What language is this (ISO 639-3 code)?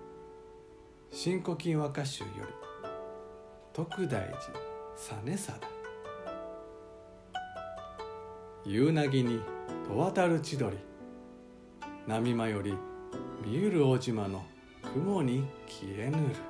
jpn